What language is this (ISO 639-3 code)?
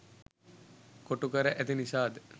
sin